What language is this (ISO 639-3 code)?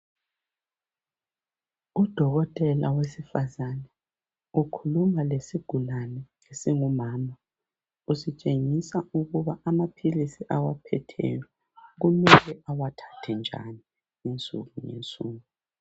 nde